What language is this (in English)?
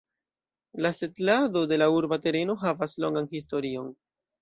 Esperanto